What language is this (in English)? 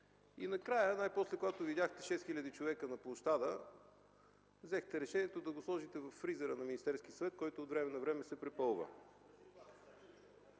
Bulgarian